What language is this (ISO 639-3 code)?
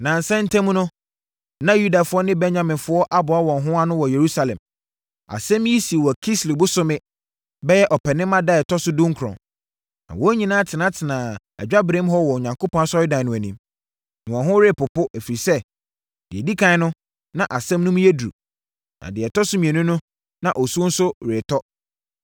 aka